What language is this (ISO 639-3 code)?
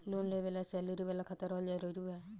bho